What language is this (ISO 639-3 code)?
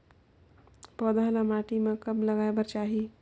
hne